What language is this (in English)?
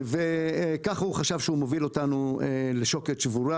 Hebrew